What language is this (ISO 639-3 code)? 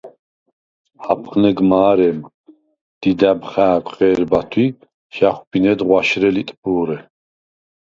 sva